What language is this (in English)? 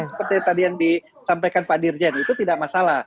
Indonesian